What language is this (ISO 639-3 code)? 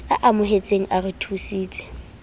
sot